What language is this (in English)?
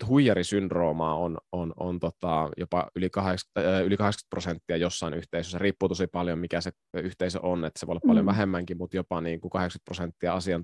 Finnish